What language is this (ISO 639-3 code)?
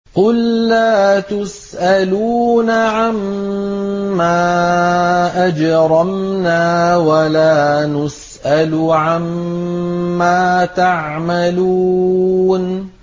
ara